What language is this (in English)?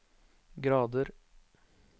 Norwegian